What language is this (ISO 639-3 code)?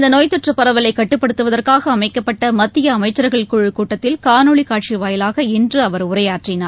tam